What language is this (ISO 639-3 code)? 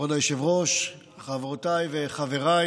heb